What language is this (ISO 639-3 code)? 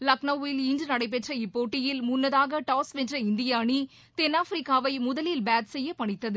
tam